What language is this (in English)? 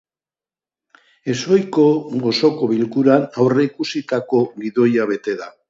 Basque